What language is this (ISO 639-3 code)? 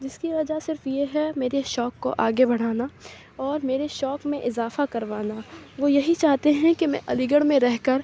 urd